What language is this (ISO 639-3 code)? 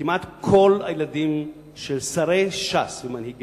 heb